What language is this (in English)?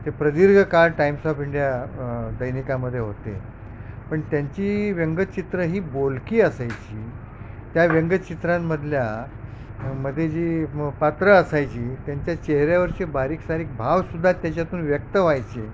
Marathi